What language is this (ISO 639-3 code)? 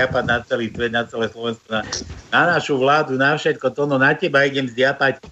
slk